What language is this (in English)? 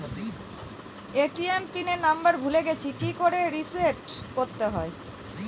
Bangla